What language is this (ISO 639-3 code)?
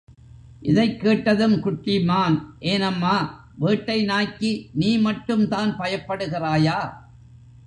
tam